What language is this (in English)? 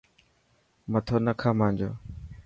Dhatki